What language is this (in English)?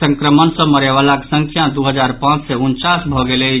Maithili